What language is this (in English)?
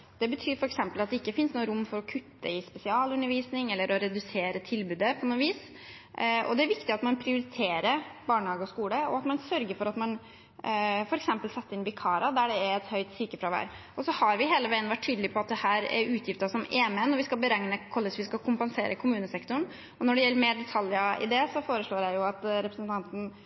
Norwegian Bokmål